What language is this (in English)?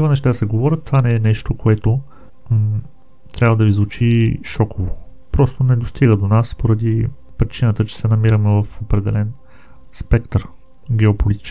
Bulgarian